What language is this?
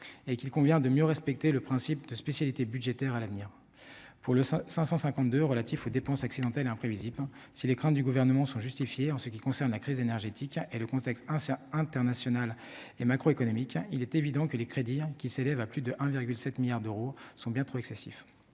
French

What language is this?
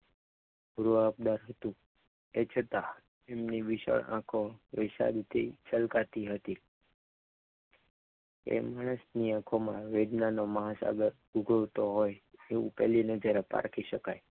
Gujarati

